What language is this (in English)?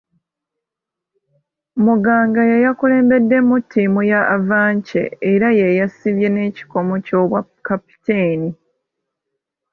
Ganda